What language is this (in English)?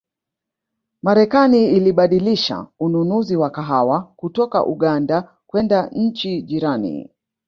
Swahili